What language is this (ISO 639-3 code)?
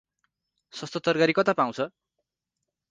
nep